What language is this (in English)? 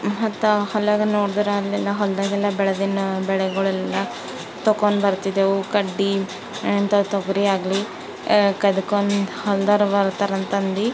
Kannada